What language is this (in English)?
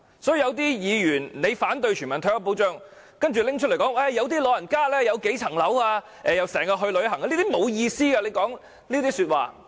Cantonese